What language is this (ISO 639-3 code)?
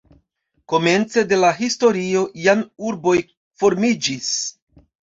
epo